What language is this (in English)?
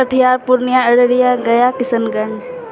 Maithili